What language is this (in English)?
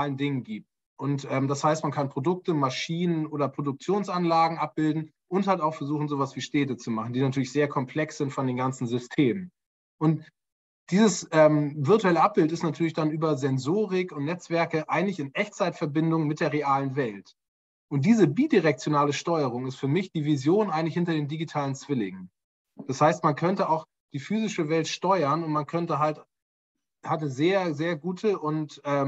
German